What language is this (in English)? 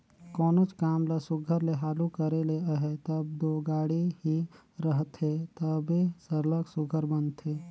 Chhattisgarhi